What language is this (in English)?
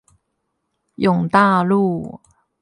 Chinese